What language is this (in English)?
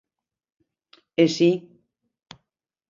Galician